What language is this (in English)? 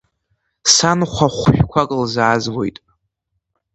Abkhazian